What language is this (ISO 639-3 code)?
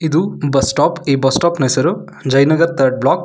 kan